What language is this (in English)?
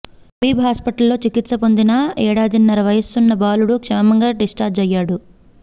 Telugu